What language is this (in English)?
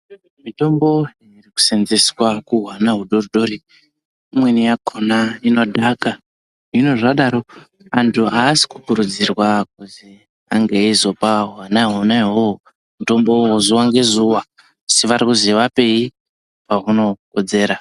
Ndau